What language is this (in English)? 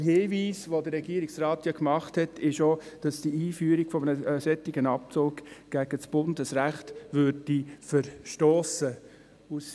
Swiss German